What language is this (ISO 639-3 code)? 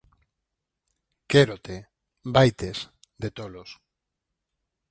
glg